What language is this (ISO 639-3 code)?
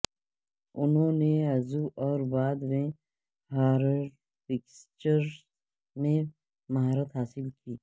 urd